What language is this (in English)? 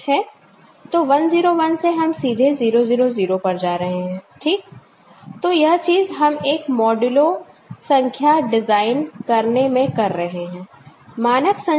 Hindi